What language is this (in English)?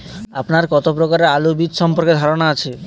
Bangla